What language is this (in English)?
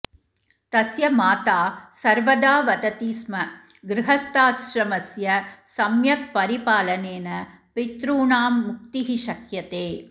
Sanskrit